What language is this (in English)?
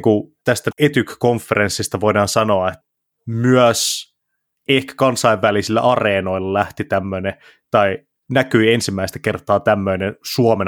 Finnish